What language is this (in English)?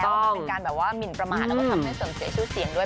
Thai